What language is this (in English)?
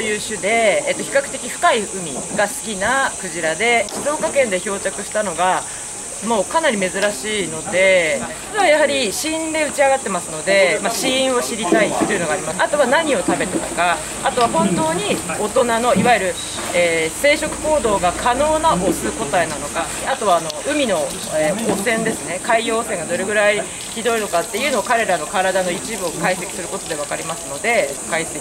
Japanese